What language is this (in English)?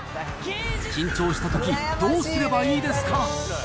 Japanese